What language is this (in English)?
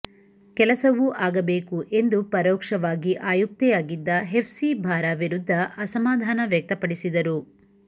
Kannada